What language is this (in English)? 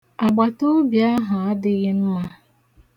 Igbo